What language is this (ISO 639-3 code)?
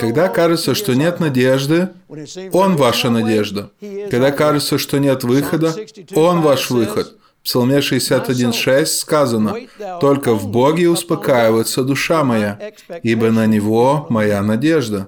rus